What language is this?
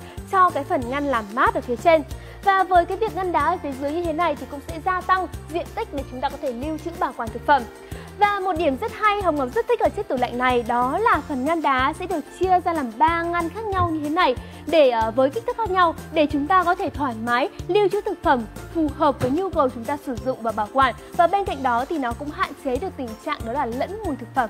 Vietnamese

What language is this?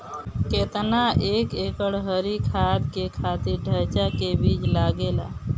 Bhojpuri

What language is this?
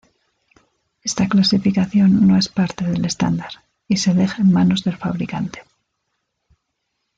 Spanish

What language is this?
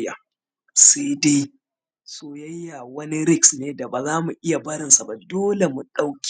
Hausa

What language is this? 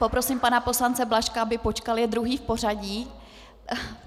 Czech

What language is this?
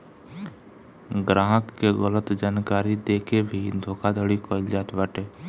Bhojpuri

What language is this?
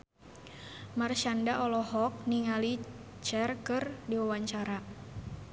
Sundanese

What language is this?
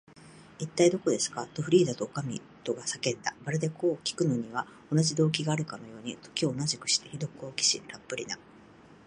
Japanese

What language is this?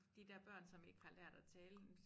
Danish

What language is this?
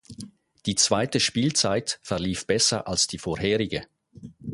German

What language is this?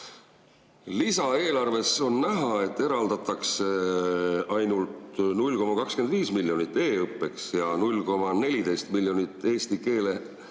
Estonian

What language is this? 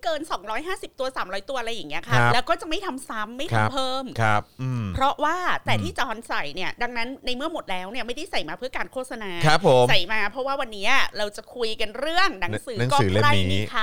Thai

